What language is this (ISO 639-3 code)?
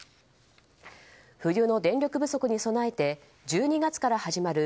jpn